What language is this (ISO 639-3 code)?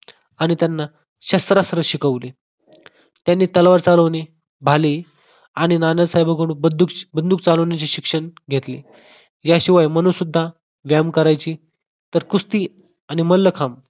mar